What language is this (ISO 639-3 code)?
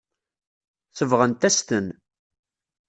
kab